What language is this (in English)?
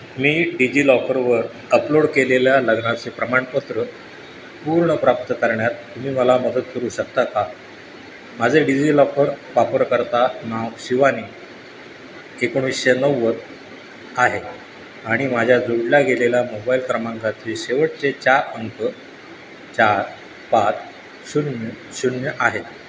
Marathi